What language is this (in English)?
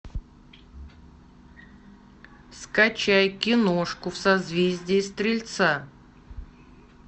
Russian